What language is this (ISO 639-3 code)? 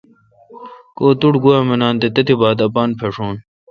xka